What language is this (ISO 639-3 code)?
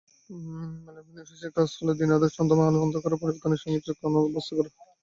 ben